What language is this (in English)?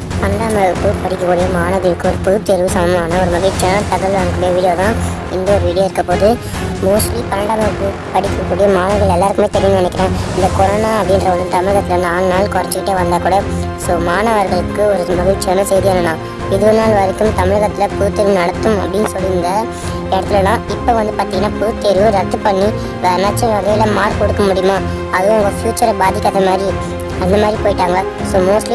Spanish